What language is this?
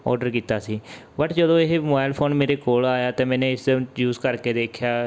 Punjabi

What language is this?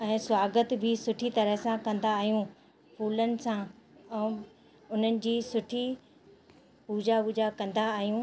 Sindhi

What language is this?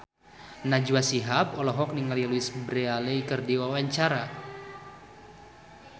Sundanese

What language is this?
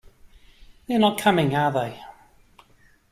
English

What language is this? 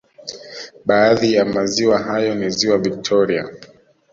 Swahili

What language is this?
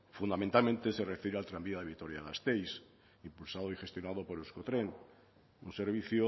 Spanish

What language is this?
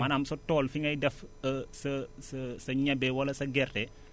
Wolof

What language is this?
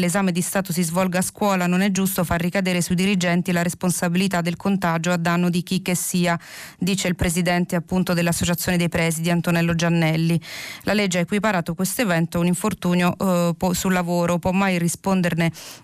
Italian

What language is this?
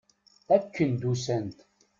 Kabyle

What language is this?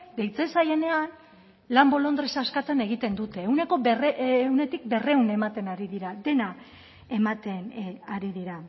Basque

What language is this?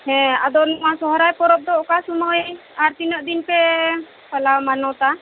Santali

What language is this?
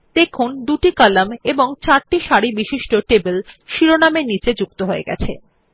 Bangla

